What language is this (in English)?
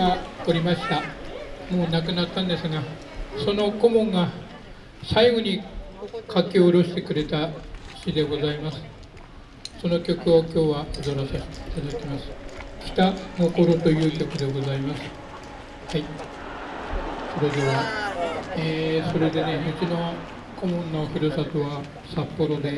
Japanese